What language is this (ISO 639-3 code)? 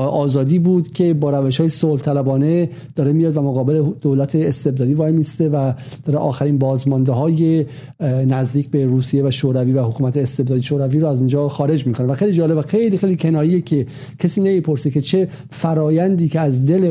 fas